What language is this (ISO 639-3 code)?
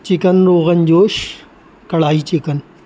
urd